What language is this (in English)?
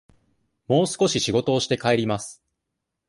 Japanese